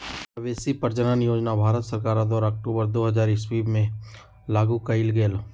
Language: Magahi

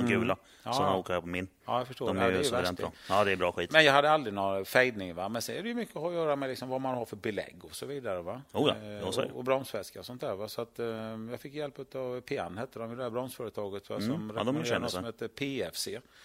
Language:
Swedish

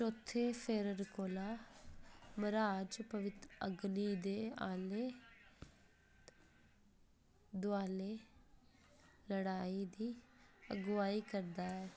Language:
Dogri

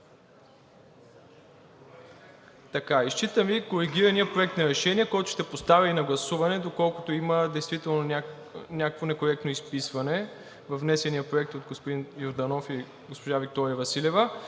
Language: Bulgarian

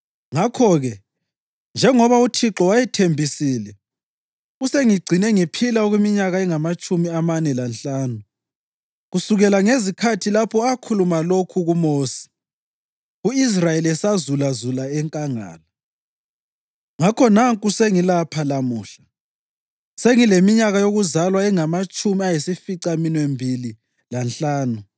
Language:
North Ndebele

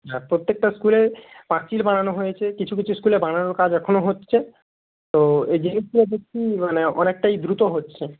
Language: Bangla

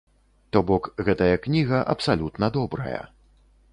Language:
Belarusian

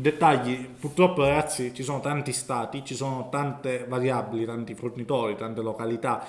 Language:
Italian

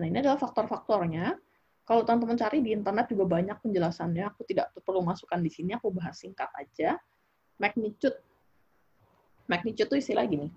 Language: Indonesian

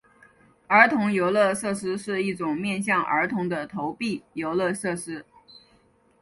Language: Chinese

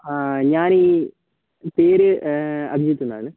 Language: Malayalam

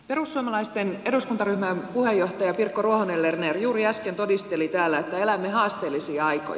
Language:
Finnish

